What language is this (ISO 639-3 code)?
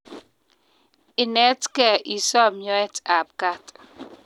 kln